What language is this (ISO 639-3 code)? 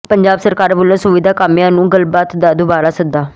pan